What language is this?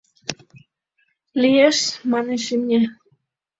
Mari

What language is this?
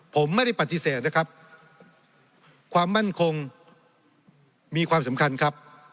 Thai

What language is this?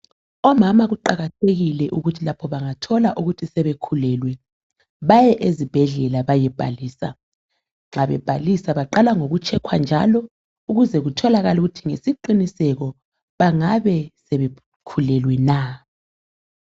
North Ndebele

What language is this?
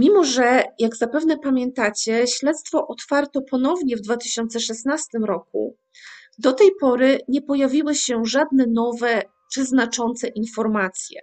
Polish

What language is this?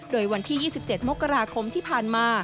Thai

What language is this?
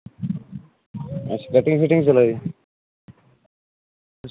Dogri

